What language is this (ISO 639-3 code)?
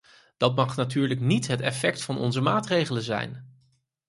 nld